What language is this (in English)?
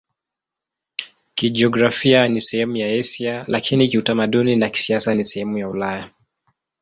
Swahili